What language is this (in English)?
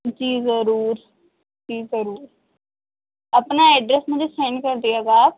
Urdu